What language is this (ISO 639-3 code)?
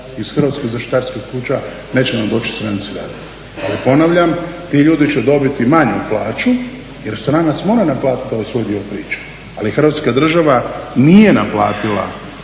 hrv